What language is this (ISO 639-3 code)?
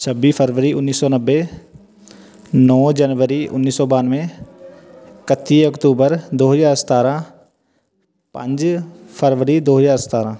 pan